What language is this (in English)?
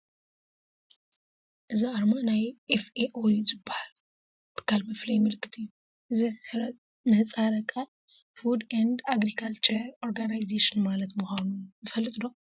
Tigrinya